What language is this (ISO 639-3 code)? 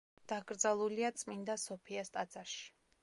kat